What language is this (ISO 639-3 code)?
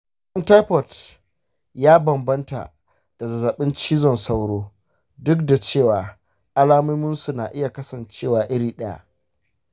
hau